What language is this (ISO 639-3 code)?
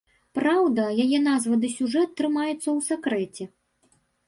bel